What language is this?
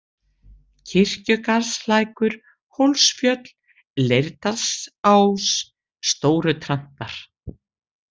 Icelandic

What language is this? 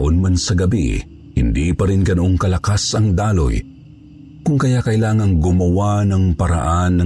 Filipino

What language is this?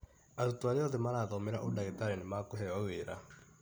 Kikuyu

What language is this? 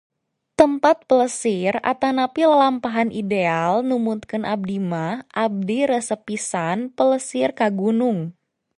Sundanese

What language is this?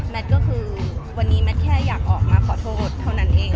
Thai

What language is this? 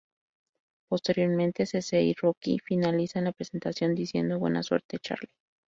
Spanish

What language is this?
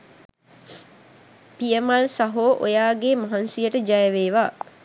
Sinhala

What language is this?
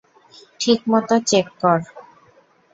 Bangla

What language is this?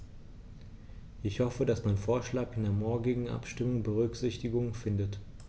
German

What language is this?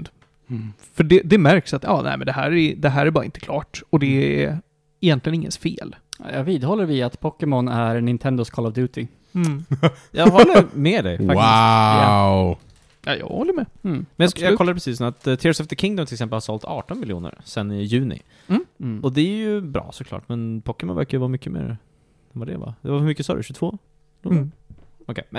Swedish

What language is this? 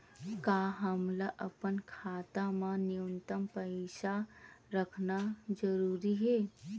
Chhattisgarhi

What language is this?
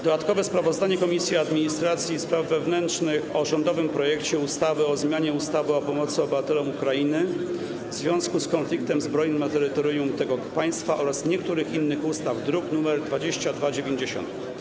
Polish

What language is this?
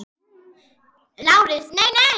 Icelandic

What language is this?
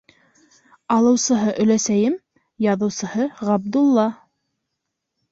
Bashkir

